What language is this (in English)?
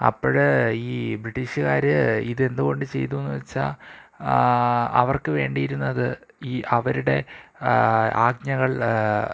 Malayalam